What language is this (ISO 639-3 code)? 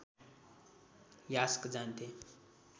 nep